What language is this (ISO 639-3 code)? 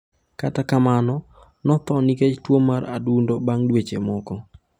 luo